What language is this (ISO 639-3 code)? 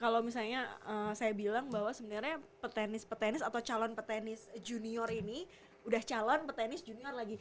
ind